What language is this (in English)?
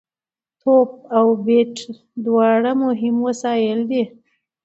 Pashto